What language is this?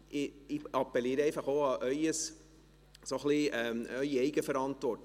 Swiss German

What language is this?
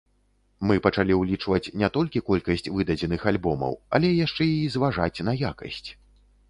Belarusian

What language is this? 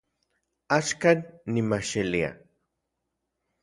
Central Puebla Nahuatl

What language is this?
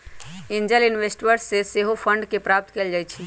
Magahi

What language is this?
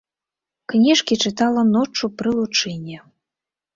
Belarusian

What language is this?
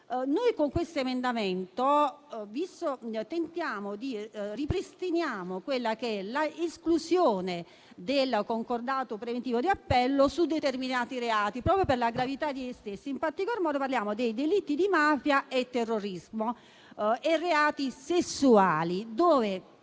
Italian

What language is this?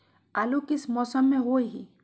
Magahi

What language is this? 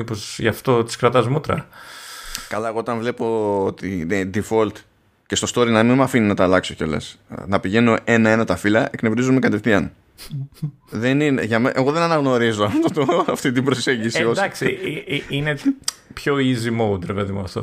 Greek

